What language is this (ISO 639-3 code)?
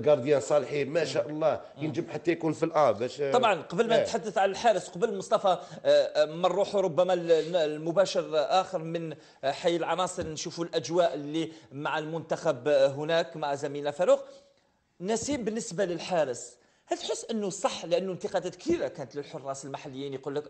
ara